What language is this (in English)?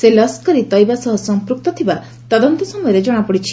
Odia